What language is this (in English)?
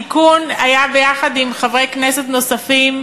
Hebrew